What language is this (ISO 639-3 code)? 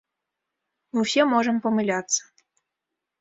bel